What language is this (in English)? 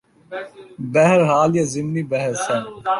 Urdu